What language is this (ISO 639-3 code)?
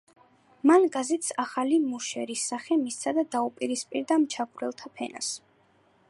kat